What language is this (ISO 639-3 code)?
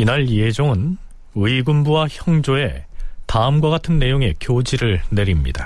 kor